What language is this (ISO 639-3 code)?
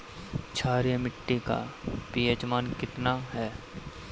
bho